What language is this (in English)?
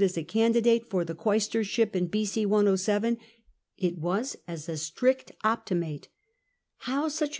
English